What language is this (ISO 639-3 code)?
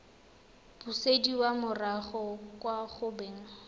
tsn